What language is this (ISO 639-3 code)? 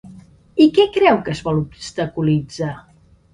cat